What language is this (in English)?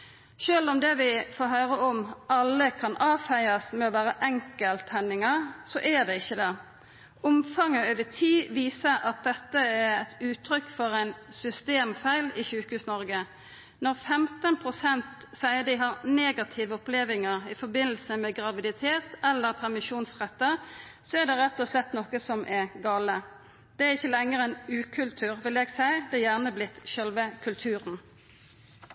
Norwegian Nynorsk